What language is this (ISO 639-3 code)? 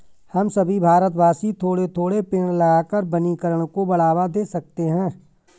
hin